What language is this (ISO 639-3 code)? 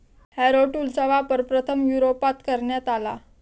mar